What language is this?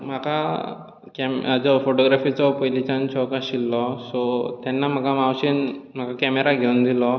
Konkani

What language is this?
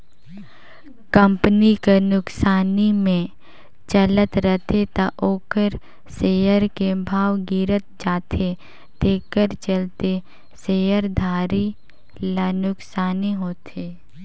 Chhattisgarhi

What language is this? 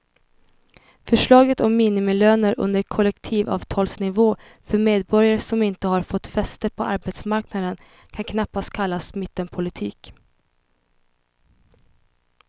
Swedish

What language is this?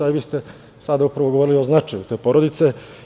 Serbian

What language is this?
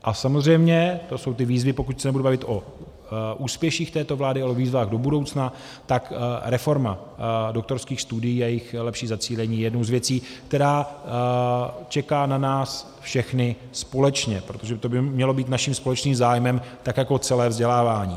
Czech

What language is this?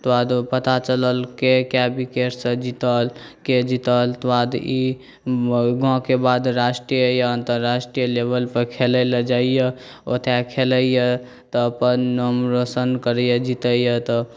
Maithili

